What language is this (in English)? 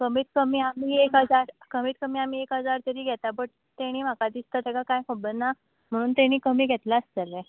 Konkani